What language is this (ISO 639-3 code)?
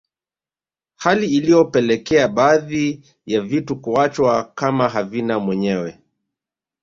swa